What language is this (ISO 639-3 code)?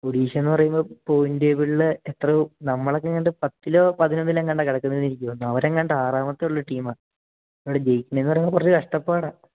mal